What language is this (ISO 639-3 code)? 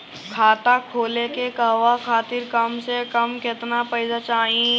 bho